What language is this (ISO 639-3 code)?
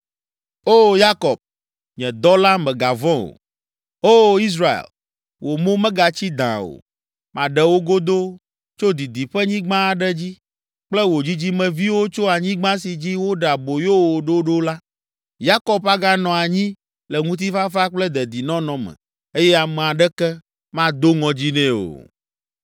ewe